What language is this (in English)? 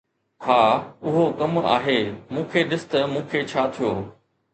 Sindhi